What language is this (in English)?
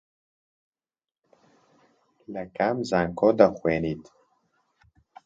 Central Kurdish